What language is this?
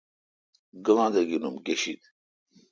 Kalkoti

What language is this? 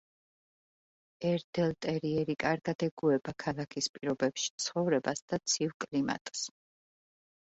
Georgian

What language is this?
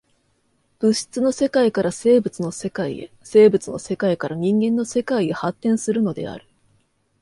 Japanese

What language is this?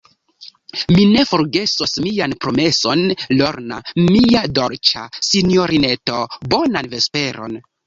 Esperanto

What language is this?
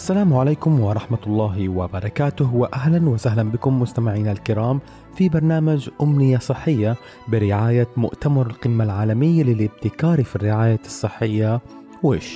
Arabic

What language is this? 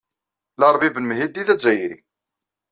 Kabyle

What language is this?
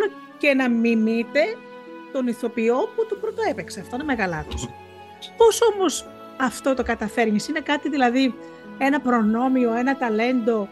Greek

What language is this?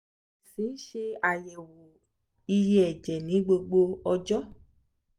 Yoruba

